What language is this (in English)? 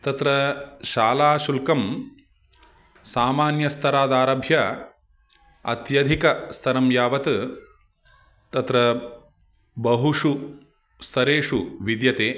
Sanskrit